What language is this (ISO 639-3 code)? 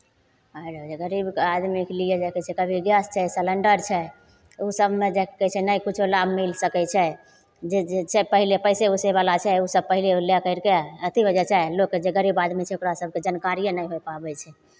mai